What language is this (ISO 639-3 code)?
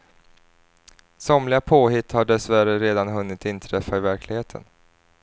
swe